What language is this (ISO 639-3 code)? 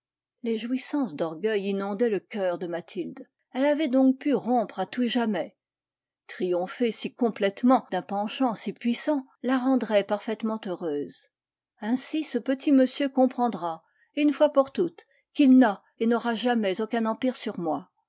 fra